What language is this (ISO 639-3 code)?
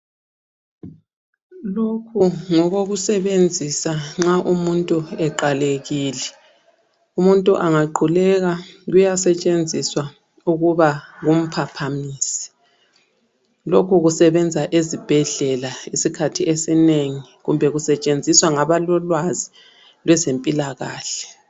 nde